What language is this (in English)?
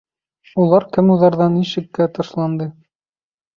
Bashkir